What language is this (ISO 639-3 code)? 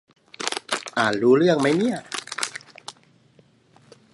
tha